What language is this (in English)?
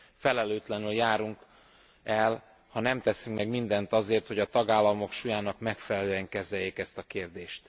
Hungarian